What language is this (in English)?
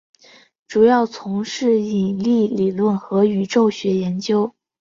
Chinese